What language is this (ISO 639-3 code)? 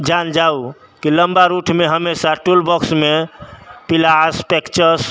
mai